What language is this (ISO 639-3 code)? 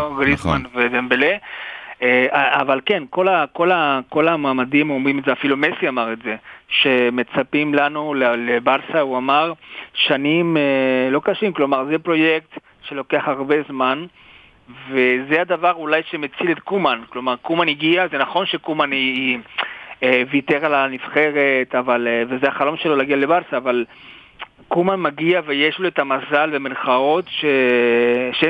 heb